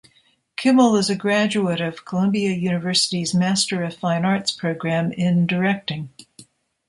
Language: English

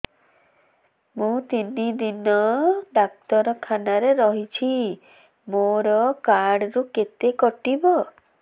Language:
Odia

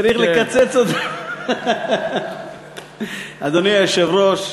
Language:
Hebrew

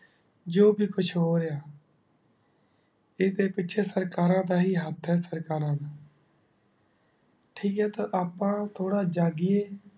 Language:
Punjabi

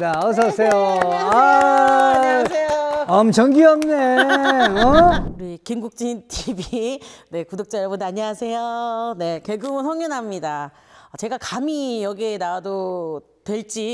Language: Korean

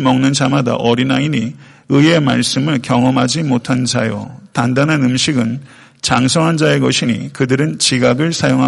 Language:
Korean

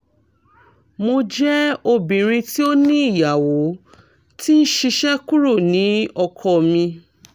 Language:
Yoruba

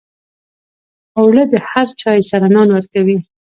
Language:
Pashto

